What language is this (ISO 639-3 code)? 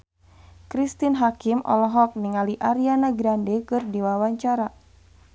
sun